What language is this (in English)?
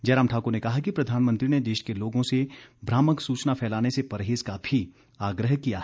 Hindi